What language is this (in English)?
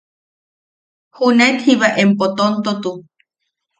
Yaqui